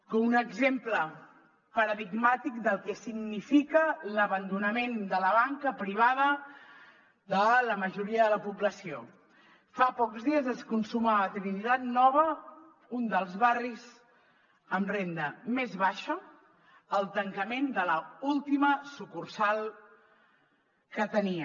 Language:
Catalan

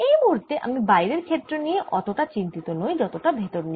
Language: Bangla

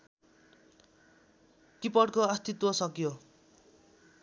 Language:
Nepali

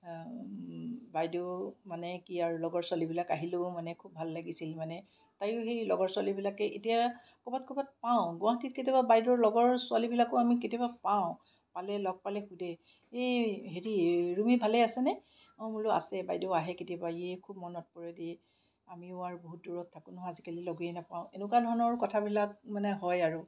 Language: Assamese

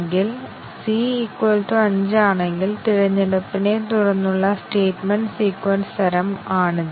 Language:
Malayalam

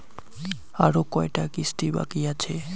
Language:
Bangla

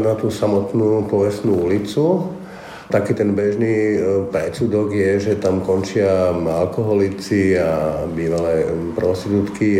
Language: Slovak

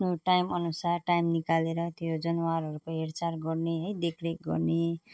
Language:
Nepali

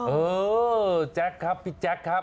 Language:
Thai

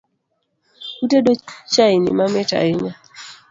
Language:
Luo (Kenya and Tanzania)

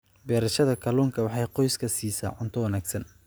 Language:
Somali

